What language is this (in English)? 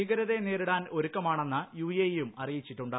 Malayalam